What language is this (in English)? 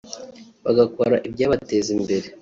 Kinyarwanda